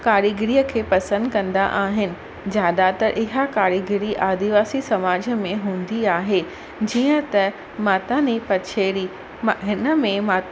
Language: Sindhi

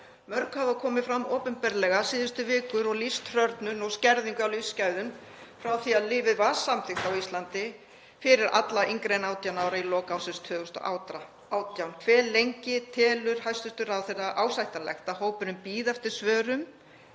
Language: Icelandic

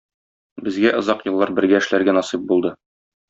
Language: Tatar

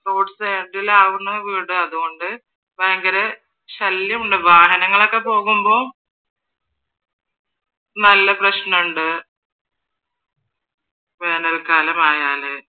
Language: Malayalam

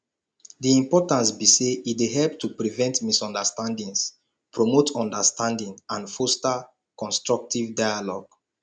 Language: Nigerian Pidgin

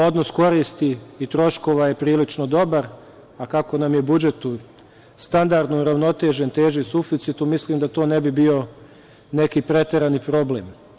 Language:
Serbian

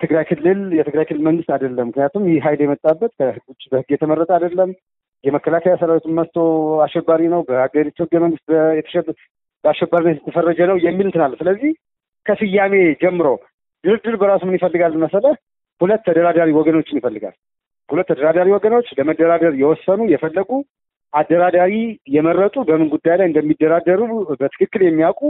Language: Amharic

